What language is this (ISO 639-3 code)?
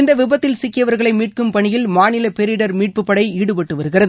tam